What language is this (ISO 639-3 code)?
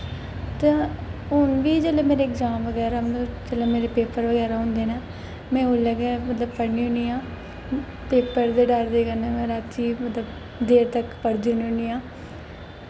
doi